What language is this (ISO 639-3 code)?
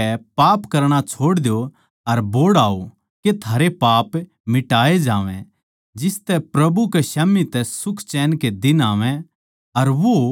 bgc